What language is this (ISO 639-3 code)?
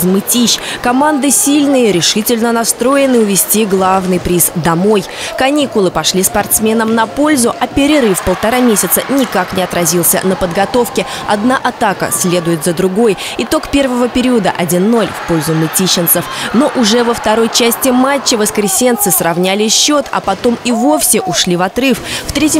rus